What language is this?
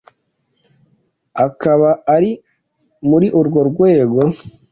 Kinyarwanda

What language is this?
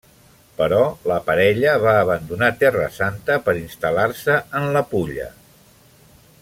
Catalan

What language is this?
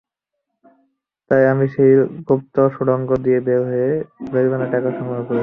Bangla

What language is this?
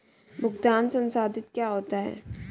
Hindi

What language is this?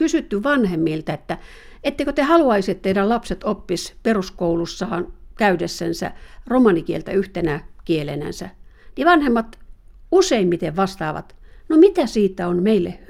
Finnish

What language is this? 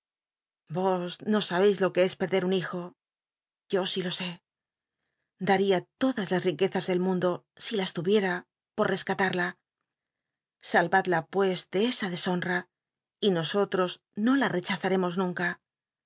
Spanish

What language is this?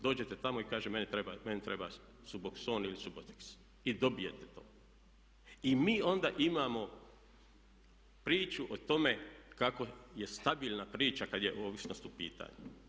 Croatian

